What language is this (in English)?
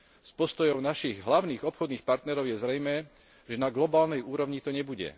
Slovak